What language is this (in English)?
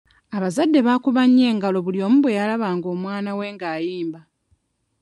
Ganda